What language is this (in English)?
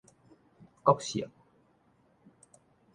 Min Nan Chinese